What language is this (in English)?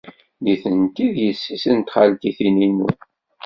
Kabyle